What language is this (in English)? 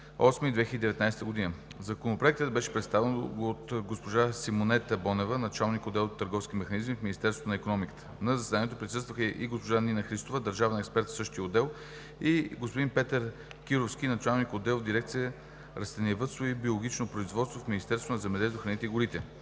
Bulgarian